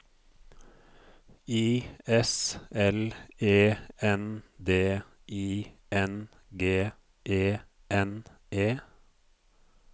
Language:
Norwegian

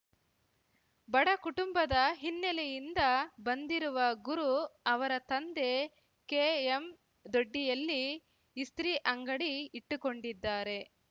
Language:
Kannada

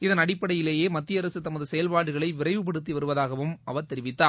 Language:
Tamil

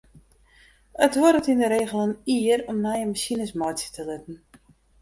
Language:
Western Frisian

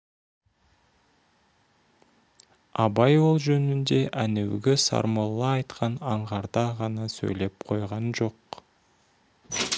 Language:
Kazakh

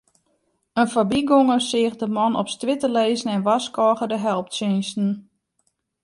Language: Western Frisian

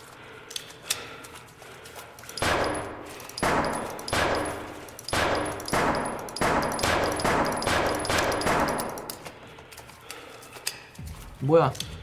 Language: Korean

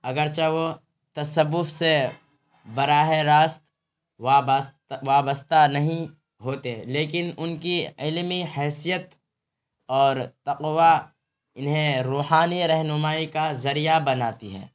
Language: Urdu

